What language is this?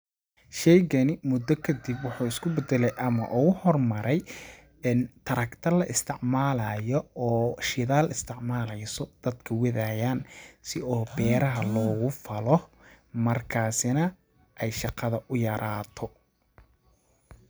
Somali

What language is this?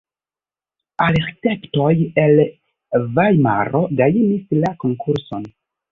Esperanto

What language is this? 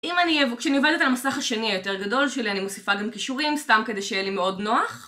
Hebrew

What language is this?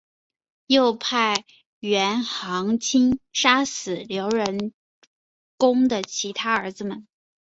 Chinese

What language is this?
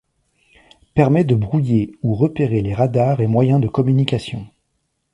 French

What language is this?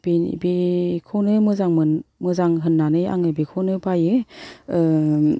Bodo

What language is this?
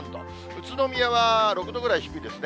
Japanese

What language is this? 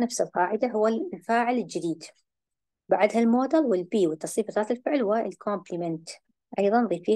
Arabic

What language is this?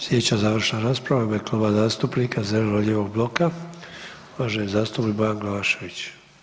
Croatian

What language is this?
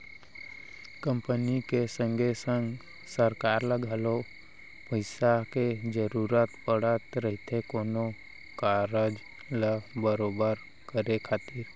Chhattisgarhi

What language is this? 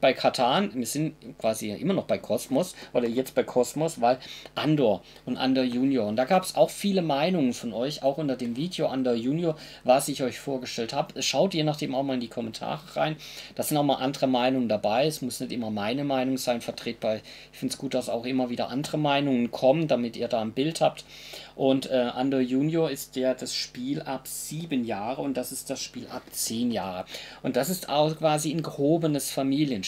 German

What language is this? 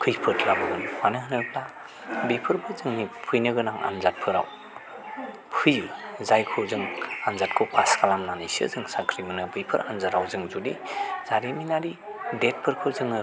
Bodo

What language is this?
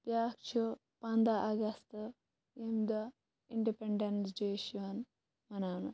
Kashmiri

